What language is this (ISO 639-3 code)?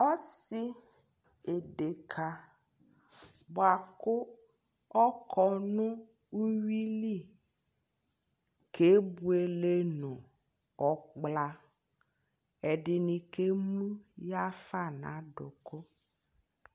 kpo